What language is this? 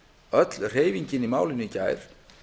Icelandic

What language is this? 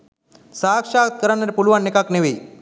Sinhala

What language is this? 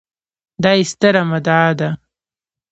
Pashto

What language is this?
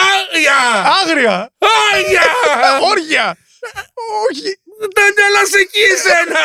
Greek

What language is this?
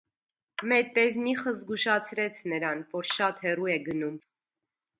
Armenian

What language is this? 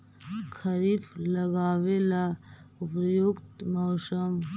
Magahi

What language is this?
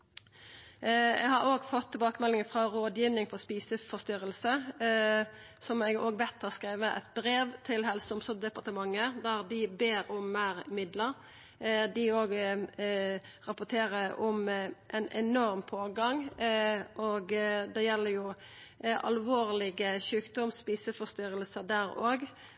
Norwegian Nynorsk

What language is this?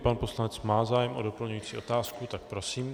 Czech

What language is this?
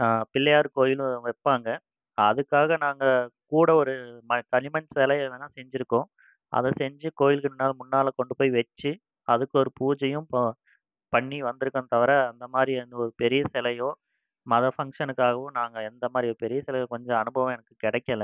Tamil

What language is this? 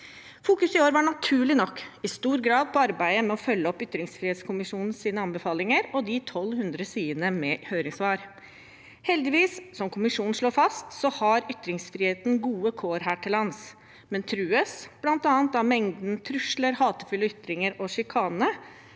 Norwegian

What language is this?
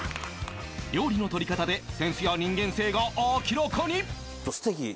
Japanese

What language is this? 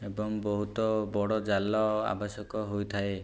Odia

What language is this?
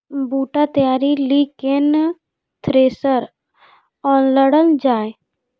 Maithili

